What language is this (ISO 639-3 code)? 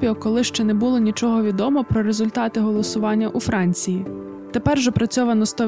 ukr